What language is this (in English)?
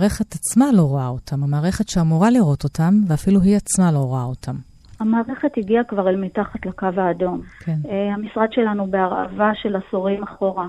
Hebrew